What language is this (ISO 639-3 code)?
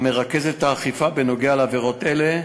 heb